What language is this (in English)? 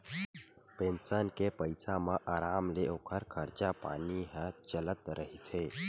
Chhattisgarhi